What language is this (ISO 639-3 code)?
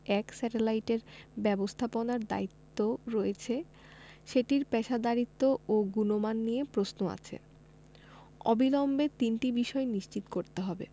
ben